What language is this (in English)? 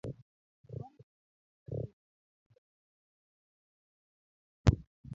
Luo (Kenya and Tanzania)